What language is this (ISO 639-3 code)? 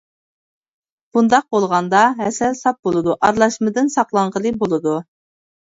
uig